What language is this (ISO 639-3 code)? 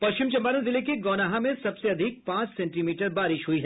hin